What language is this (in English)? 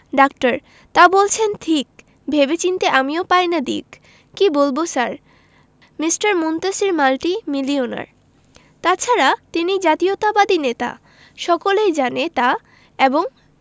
Bangla